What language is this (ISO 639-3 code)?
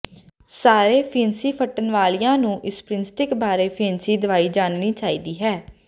pan